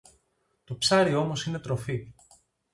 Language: Greek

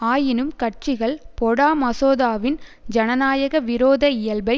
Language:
Tamil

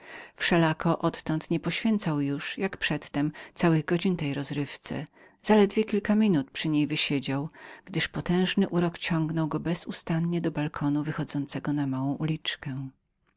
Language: Polish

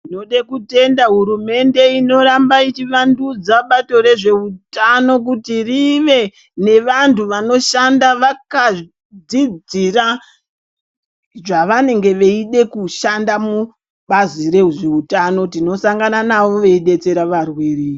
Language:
Ndau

